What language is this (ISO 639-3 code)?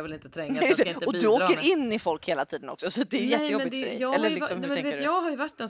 swe